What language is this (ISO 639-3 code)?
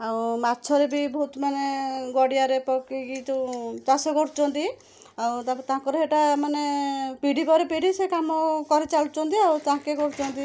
ori